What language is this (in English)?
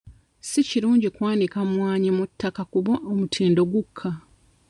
Ganda